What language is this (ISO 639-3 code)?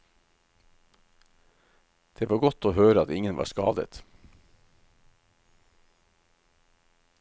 nor